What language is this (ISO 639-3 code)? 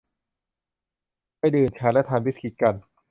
tha